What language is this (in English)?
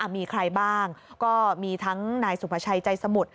Thai